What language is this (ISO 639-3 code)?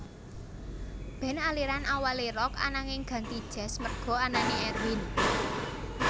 jav